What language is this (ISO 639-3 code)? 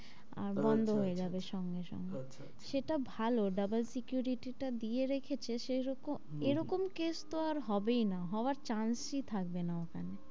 ben